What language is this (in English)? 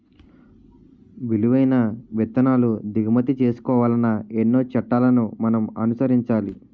Telugu